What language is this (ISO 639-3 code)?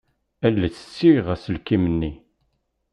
kab